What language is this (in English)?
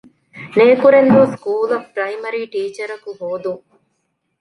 Divehi